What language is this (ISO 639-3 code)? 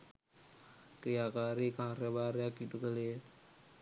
sin